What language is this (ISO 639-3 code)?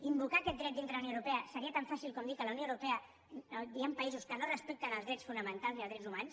cat